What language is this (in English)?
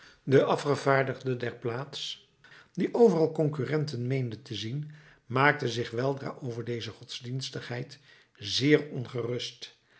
Dutch